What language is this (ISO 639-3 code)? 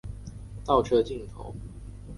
zho